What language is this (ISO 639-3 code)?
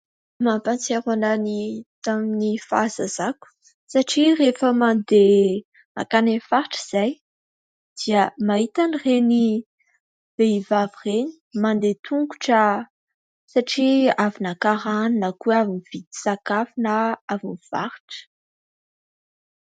mlg